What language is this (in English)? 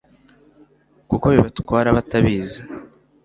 Kinyarwanda